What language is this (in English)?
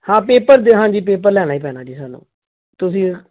Punjabi